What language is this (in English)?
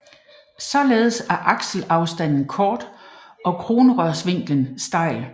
Danish